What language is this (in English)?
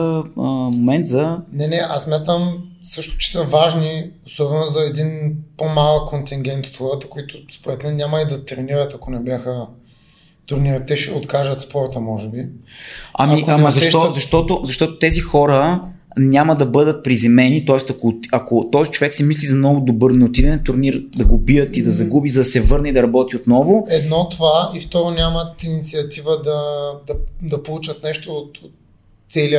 Bulgarian